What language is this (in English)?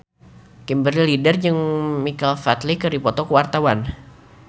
Sundanese